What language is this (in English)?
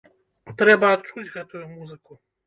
Belarusian